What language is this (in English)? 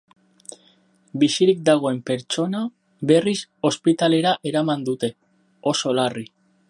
Basque